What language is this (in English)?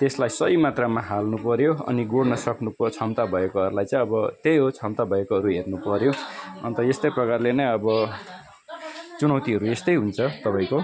Nepali